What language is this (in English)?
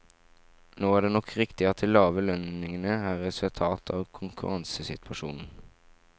Norwegian